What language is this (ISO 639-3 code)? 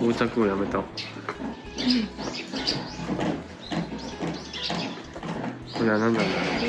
jpn